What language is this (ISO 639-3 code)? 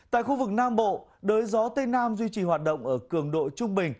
vie